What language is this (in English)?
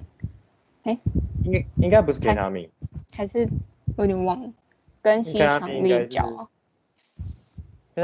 Chinese